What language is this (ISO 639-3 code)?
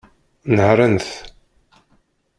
kab